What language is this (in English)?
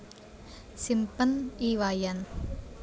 Javanese